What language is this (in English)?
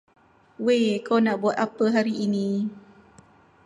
Malay